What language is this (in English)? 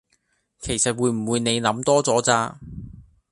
Cantonese